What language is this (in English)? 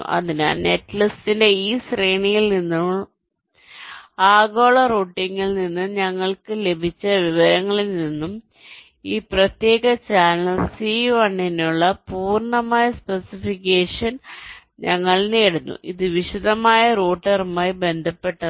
Malayalam